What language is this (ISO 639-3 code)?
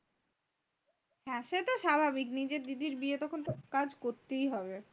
ben